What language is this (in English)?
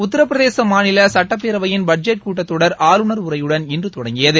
Tamil